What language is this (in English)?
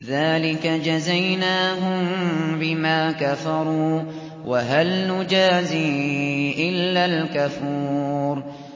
Arabic